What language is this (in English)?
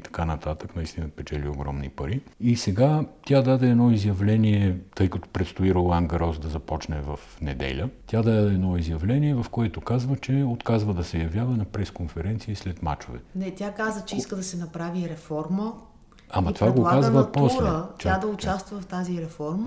Bulgarian